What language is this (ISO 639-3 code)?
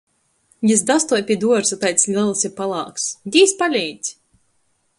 ltg